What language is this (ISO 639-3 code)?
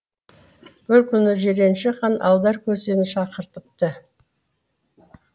kaz